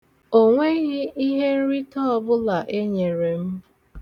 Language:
Igbo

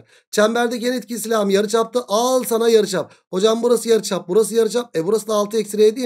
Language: Turkish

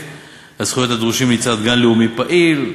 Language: Hebrew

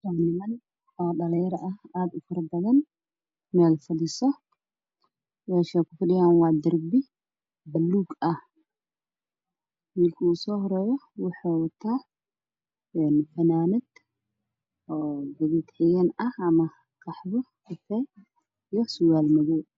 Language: Somali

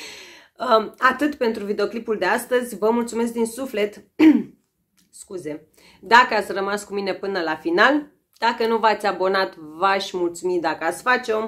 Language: Romanian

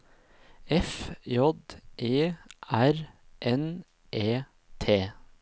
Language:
Norwegian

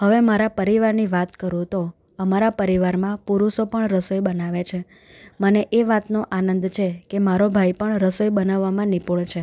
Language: Gujarati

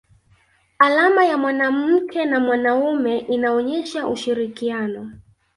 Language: Swahili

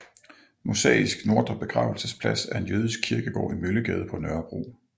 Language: Danish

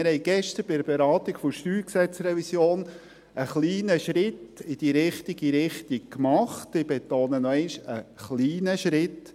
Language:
Swiss German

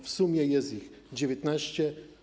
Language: Polish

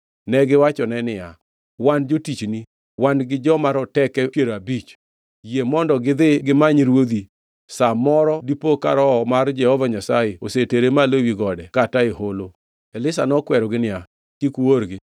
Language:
Luo (Kenya and Tanzania)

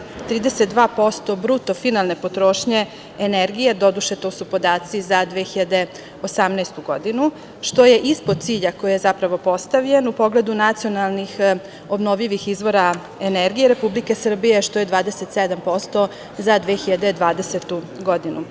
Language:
Serbian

